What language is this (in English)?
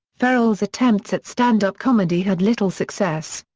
English